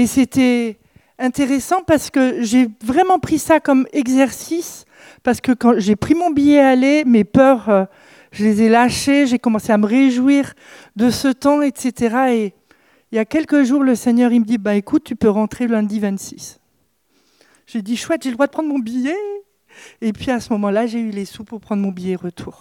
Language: French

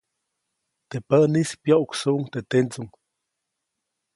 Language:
Copainalá Zoque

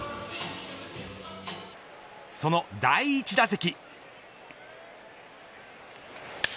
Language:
Japanese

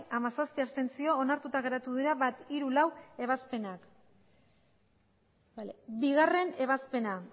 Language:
Basque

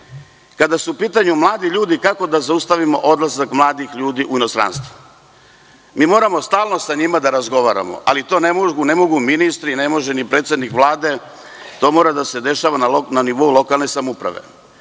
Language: Serbian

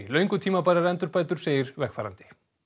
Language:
Icelandic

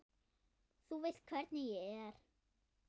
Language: Icelandic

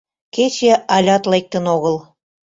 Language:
Mari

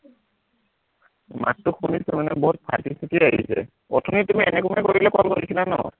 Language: Assamese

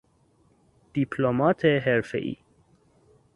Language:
Persian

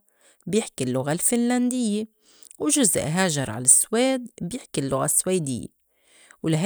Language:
North Levantine Arabic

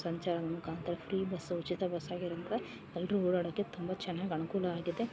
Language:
Kannada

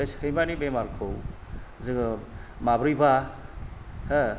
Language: Bodo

